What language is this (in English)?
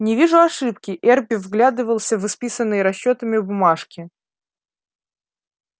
Russian